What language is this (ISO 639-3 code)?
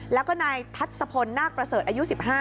tha